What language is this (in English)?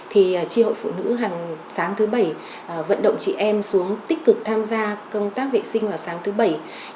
Vietnamese